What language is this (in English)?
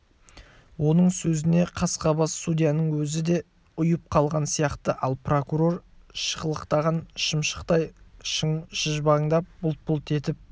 Kazakh